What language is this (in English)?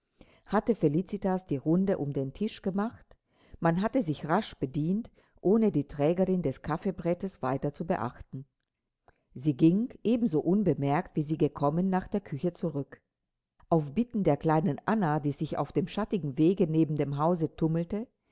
German